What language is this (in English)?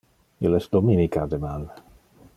Interlingua